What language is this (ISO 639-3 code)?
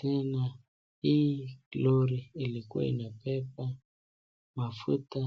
swa